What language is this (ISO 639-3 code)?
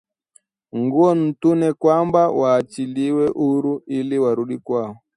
swa